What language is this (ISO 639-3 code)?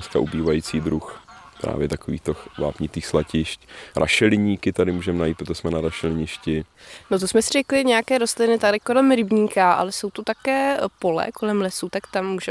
ces